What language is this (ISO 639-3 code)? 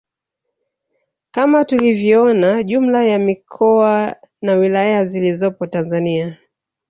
swa